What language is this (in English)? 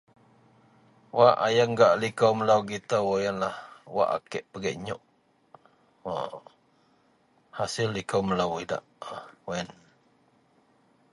Central Melanau